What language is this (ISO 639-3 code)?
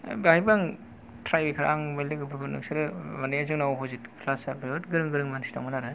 brx